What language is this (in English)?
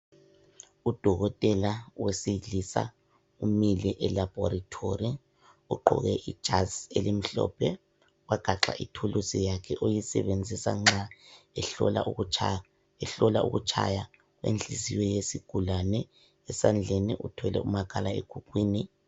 North Ndebele